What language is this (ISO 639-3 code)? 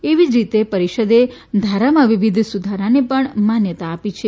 guj